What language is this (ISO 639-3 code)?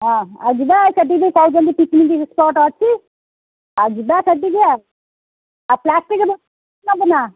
ori